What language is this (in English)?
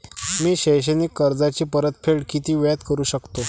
Marathi